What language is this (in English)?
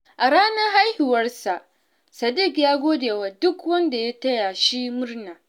Hausa